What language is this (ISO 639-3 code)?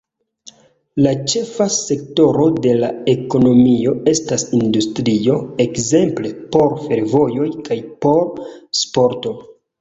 epo